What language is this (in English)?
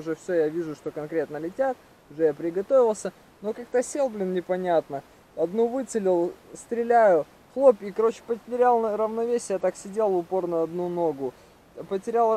Russian